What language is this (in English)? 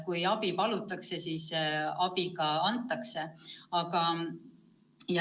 Estonian